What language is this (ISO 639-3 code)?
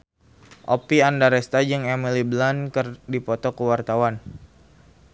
sun